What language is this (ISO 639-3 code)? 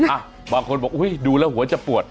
tha